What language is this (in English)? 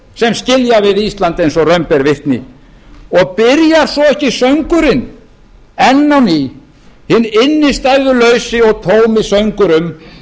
Icelandic